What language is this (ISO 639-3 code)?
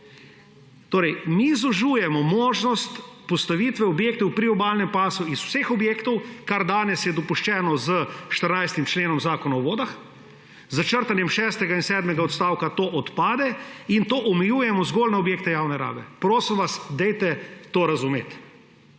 slv